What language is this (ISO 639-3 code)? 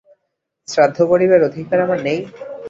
ben